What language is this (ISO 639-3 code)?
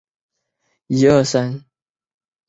zho